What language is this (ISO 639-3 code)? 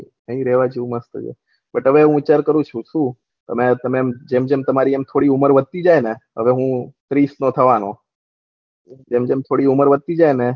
guj